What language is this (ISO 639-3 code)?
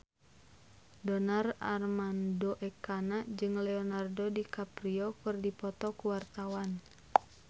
sun